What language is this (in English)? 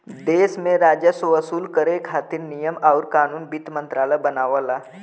Bhojpuri